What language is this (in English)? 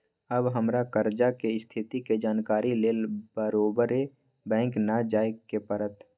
Magahi